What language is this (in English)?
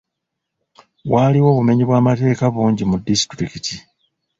Ganda